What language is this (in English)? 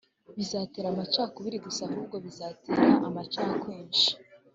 Kinyarwanda